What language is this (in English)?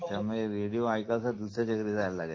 Marathi